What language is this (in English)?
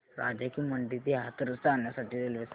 Marathi